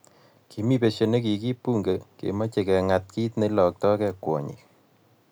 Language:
Kalenjin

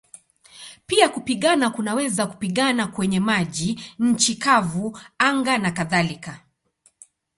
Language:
Swahili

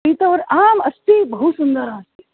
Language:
Sanskrit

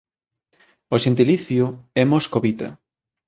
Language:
Galician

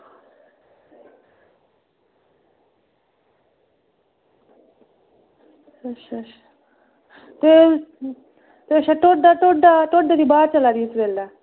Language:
Dogri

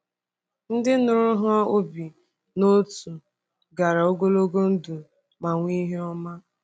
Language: Igbo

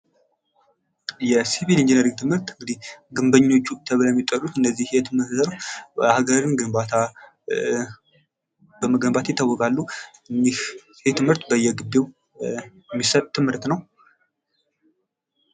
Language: Amharic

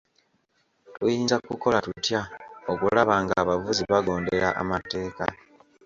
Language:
Ganda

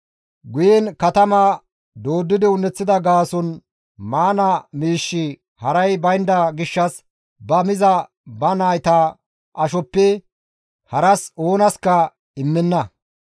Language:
Gamo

